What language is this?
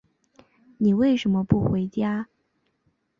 Chinese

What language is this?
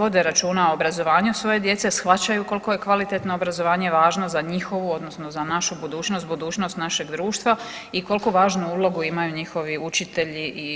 Croatian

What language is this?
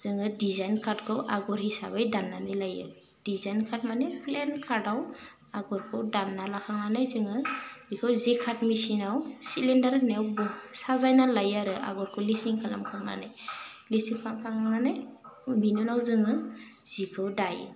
Bodo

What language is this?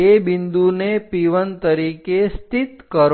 Gujarati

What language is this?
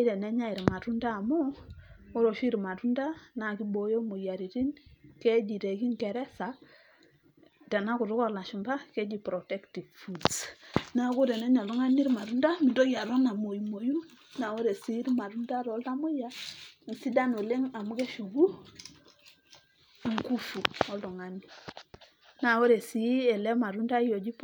Masai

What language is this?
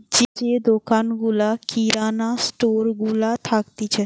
Bangla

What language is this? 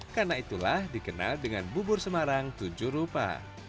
Indonesian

